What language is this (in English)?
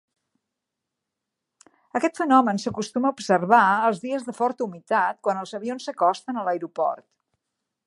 Catalan